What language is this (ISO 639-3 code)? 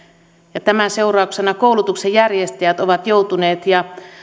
fin